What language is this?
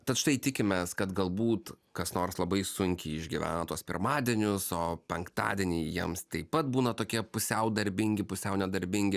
Lithuanian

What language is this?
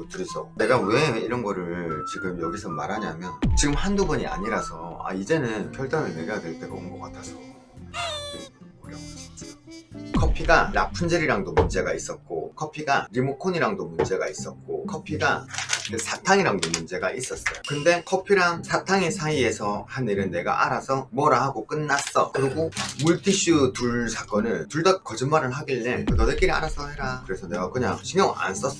Korean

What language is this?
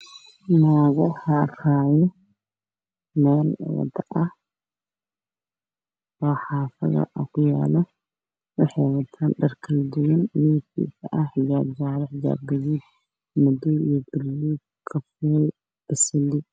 Somali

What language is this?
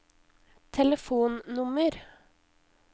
Norwegian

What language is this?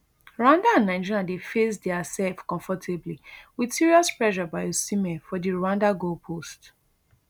Nigerian Pidgin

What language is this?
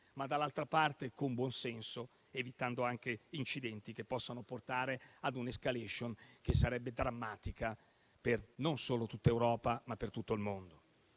Italian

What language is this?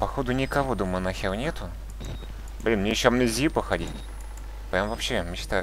Russian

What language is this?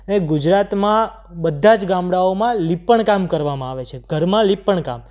Gujarati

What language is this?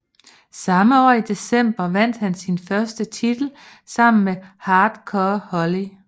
Danish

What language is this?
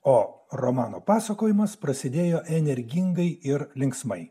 Lithuanian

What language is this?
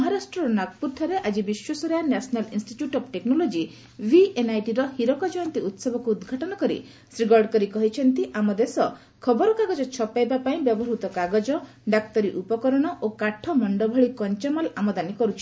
Odia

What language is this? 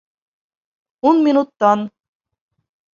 Bashkir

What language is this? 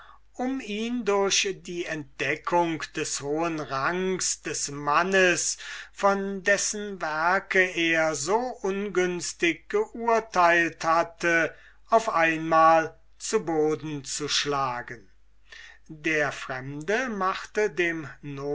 German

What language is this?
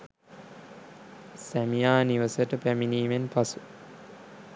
Sinhala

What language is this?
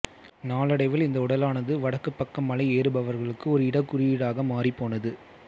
Tamil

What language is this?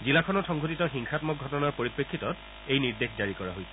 Assamese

